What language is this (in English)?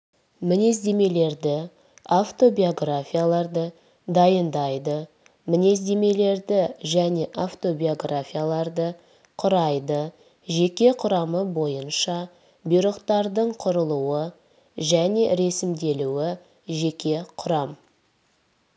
Kazakh